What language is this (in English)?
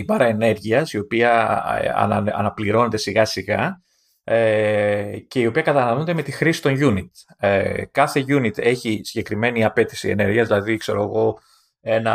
Greek